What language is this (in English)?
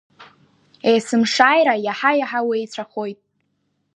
Abkhazian